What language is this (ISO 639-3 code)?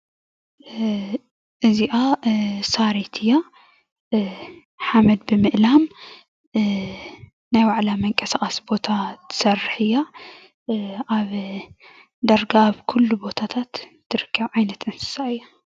tir